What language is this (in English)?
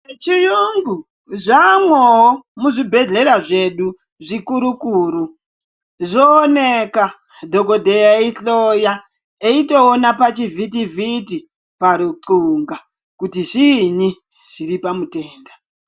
Ndau